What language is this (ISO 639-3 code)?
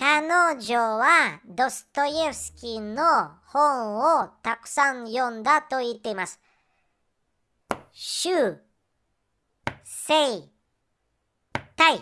jpn